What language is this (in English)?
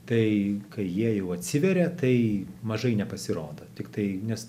Lithuanian